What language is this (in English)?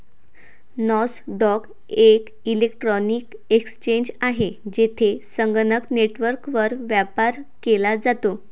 Marathi